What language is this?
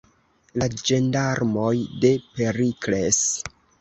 Esperanto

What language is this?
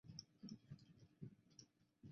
Chinese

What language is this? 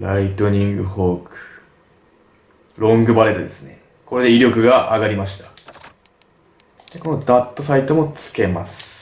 Japanese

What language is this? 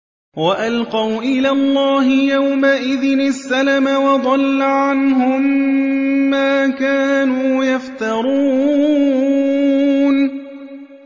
Arabic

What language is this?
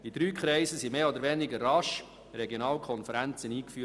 Swiss German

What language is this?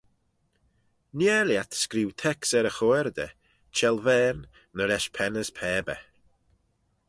Manx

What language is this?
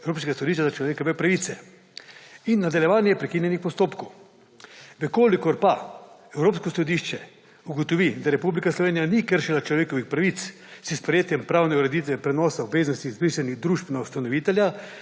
Slovenian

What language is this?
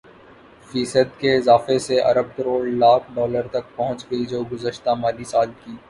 Urdu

